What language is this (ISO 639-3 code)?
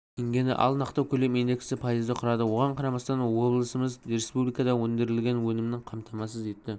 kaz